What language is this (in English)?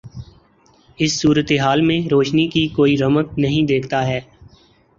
Urdu